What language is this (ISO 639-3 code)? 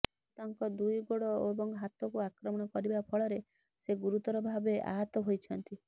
ori